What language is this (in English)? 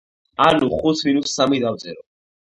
Georgian